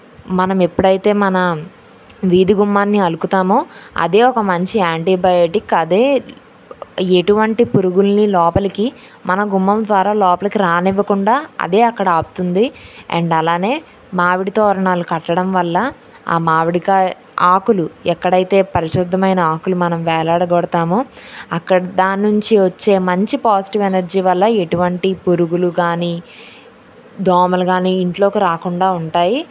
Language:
Telugu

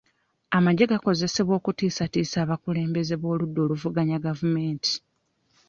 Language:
Ganda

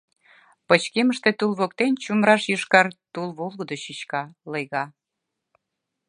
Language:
Mari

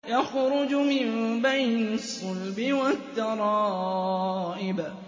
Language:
Arabic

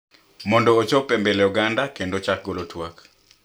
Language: Luo (Kenya and Tanzania)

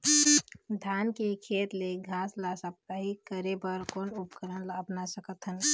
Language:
Chhattisgarhi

